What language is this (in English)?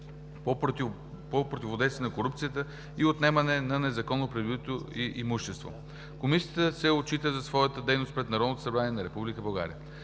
Bulgarian